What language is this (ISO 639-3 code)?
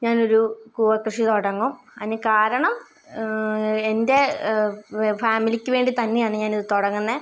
mal